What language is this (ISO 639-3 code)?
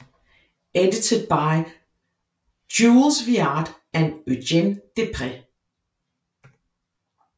dan